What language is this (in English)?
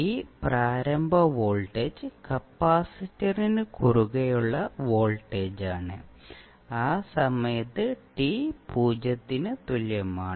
Malayalam